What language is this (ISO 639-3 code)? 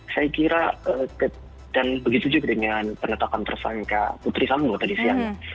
ind